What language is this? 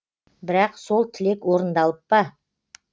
Kazakh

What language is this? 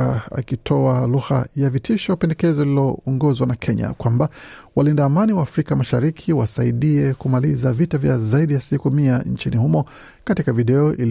Swahili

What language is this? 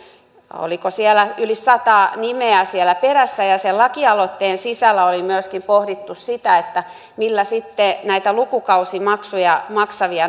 Finnish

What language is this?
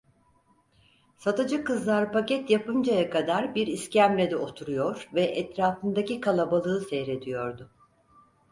Turkish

